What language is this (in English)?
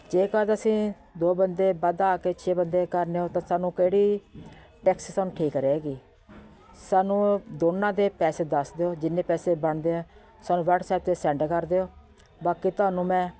Punjabi